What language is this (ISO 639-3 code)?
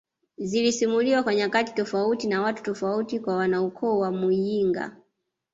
swa